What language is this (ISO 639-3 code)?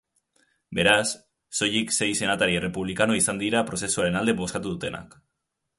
eus